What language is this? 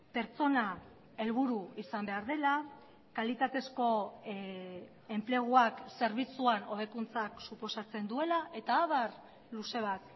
Basque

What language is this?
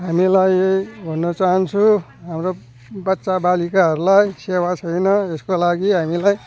Nepali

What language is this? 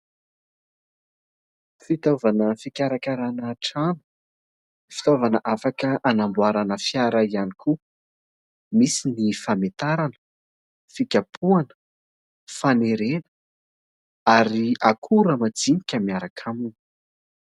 Malagasy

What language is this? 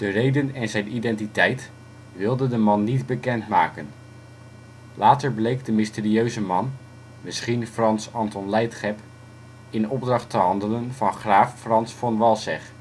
Dutch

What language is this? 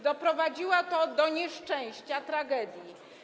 Polish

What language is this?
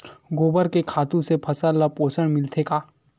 Chhattisgarhi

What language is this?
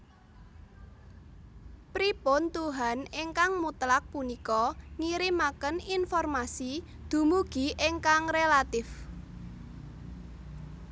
Javanese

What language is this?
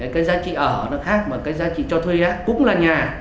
Vietnamese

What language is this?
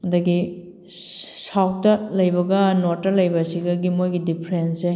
Manipuri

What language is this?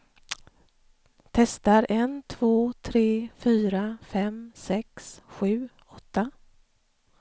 Swedish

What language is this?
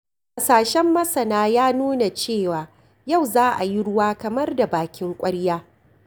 Hausa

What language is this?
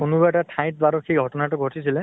Assamese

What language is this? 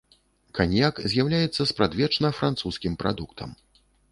Belarusian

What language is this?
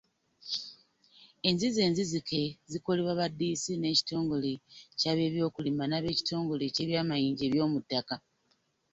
Ganda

